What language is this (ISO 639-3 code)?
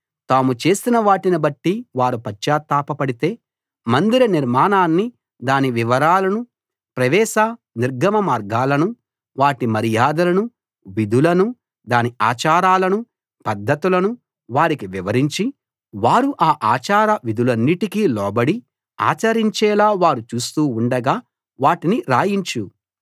tel